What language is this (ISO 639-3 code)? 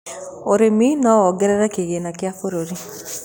kik